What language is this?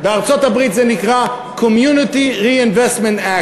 Hebrew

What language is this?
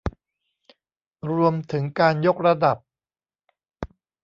Thai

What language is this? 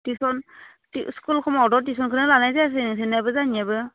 Bodo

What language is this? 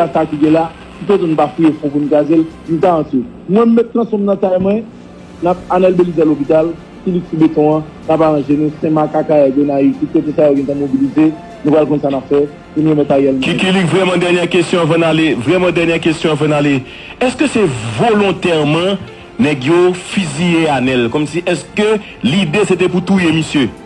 French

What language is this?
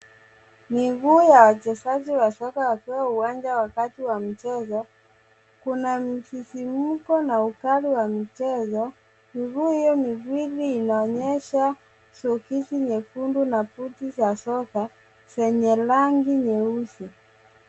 Swahili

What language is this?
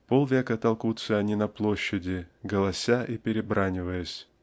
Russian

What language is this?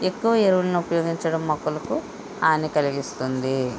Telugu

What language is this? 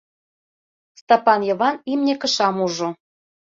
Mari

